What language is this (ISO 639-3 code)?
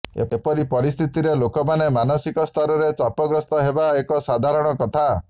ori